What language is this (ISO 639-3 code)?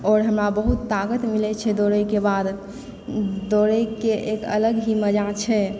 mai